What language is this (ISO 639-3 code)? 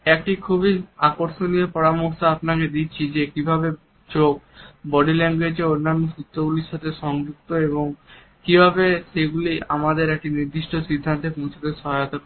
ben